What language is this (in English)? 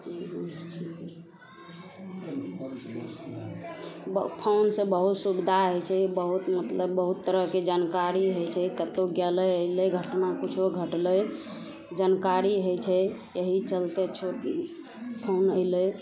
Maithili